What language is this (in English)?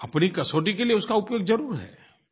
Hindi